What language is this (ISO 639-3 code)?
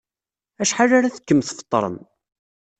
kab